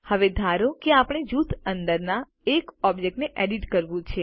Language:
Gujarati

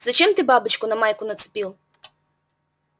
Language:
Russian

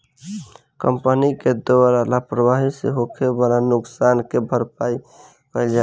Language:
Bhojpuri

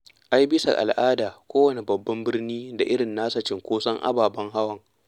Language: Hausa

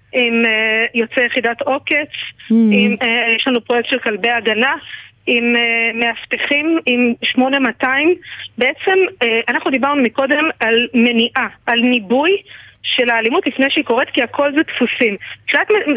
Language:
Hebrew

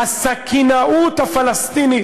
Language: Hebrew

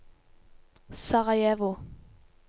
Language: Norwegian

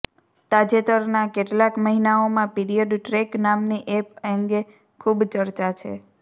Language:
Gujarati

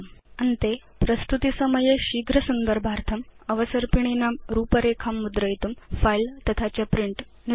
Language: Sanskrit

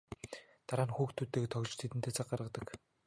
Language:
Mongolian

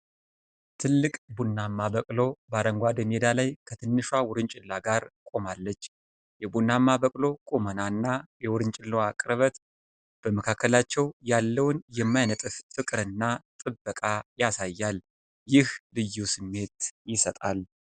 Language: Amharic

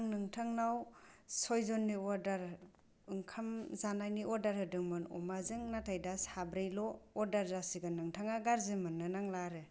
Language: Bodo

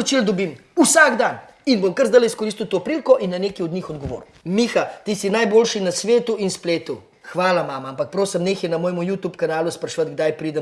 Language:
Slovenian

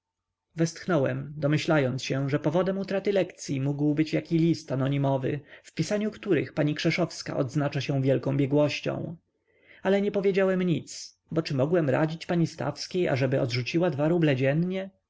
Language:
Polish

